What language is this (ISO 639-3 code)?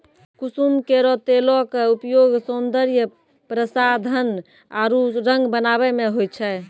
mai